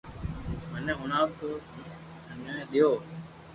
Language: Loarki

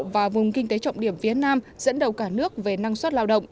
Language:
Vietnamese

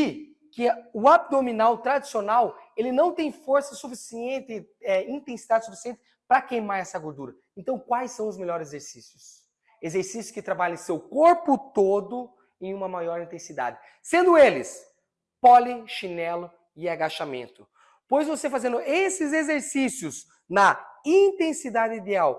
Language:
Portuguese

